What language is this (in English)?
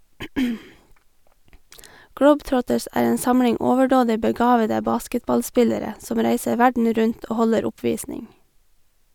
Norwegian